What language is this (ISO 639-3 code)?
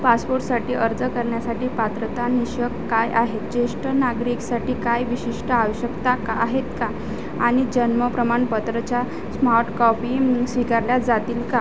mar